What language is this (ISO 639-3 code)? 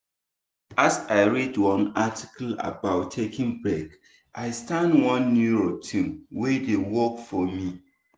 pcm